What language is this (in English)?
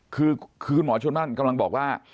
Thai